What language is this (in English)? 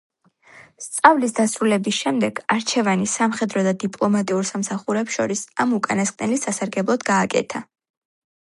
Georgian